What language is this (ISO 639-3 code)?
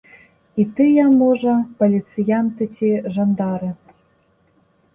bel